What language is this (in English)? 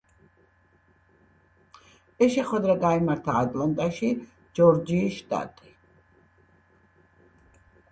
Georgian